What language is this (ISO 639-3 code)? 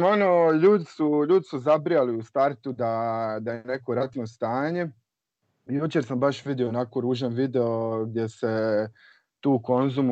hrv